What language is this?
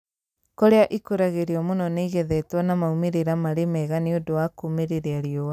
Kikuyu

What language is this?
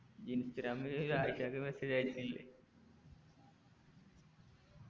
Malayalam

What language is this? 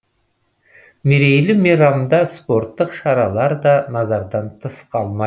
Kazakh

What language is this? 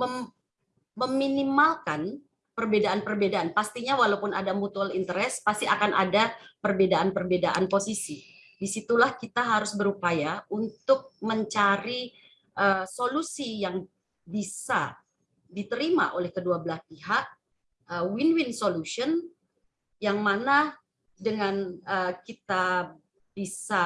Indonesian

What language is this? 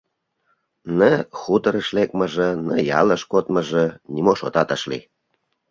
Mari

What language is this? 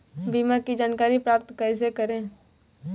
Hindi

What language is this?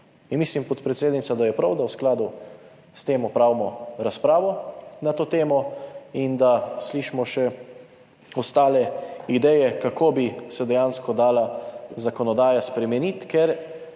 Slovenian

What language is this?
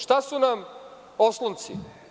Serbian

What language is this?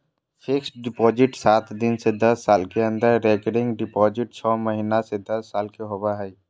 Magahi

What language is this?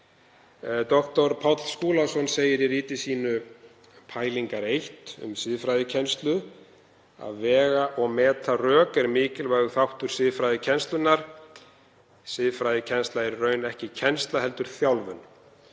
Icelandic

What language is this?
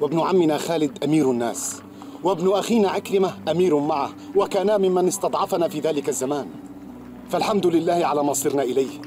Arabic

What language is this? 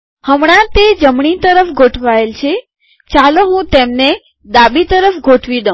Gujarati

